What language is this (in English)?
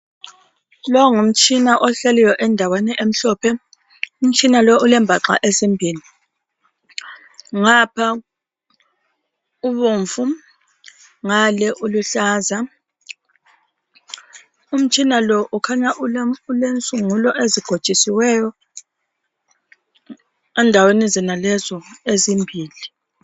North Ndebele